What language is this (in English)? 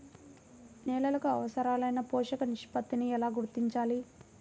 Telugu